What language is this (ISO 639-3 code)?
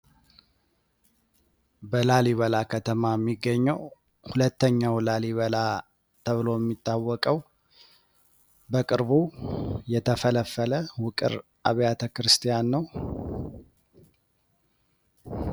amh